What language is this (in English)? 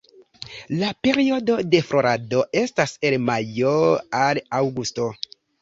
Esperanto